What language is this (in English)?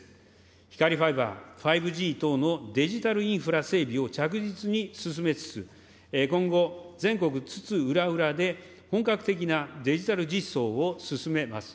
Japanese